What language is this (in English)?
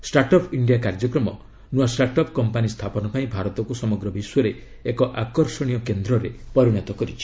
Odia